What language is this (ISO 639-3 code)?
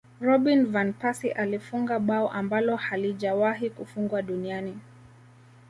swa